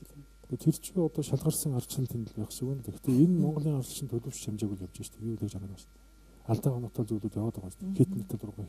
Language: Russian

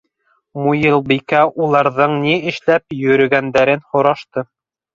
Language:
Bashkir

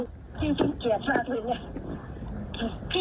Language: Thai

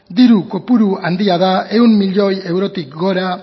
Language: Basque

